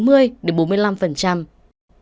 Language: Vietnamese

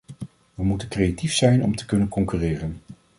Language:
Dutch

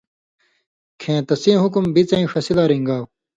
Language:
Indus Kohistani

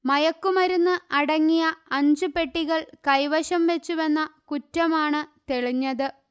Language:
Malayalam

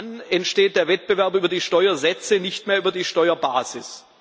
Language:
German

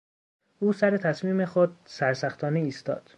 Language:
Persian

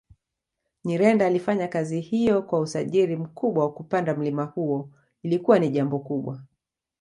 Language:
Swahili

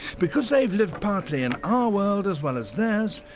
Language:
English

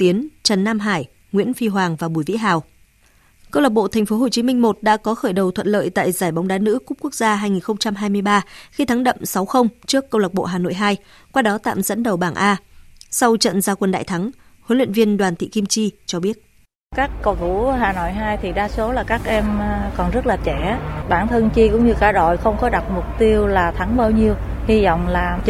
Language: Vietnamese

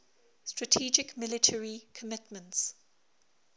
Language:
English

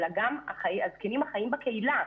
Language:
Hebrew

